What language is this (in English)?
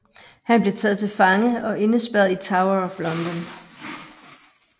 Danish